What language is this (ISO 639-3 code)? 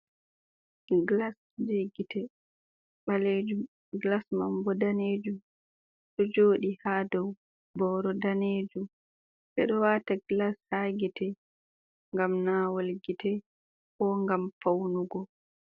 ful